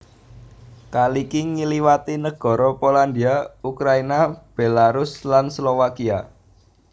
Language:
Javanese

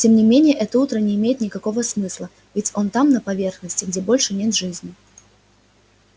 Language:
Russian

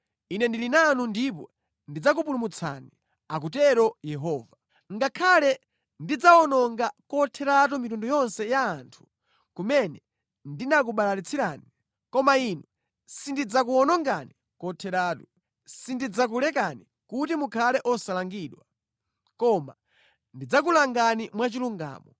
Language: Nyanja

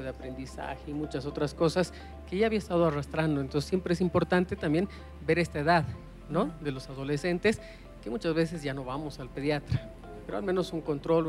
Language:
Spanish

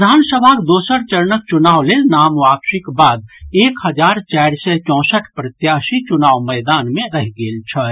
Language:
Maithili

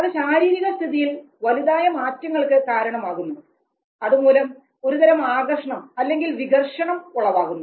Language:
Malayalam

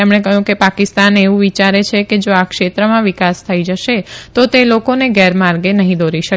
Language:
Gujarati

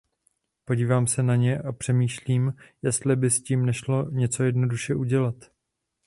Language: Czech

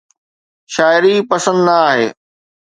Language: Sindhi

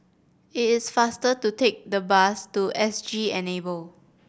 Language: English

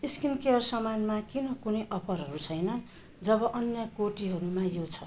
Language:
Nepali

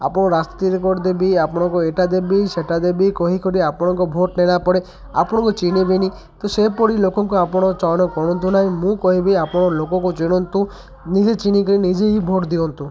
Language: Odia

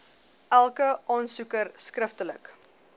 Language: Afrikaans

